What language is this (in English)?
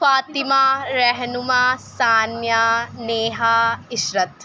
Urdu